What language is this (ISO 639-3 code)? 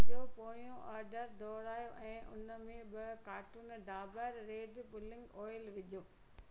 snd